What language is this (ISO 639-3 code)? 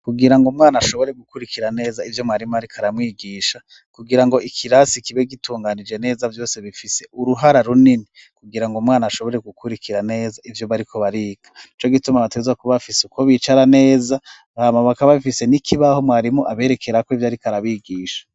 run